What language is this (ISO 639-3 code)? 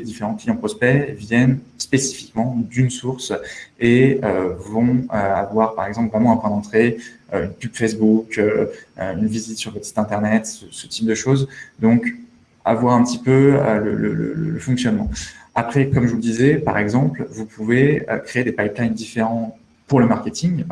fra